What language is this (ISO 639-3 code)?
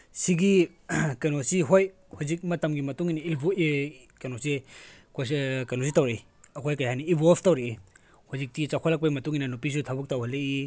mni